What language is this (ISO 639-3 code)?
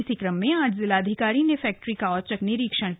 hin